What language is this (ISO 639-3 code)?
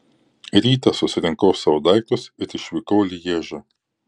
lit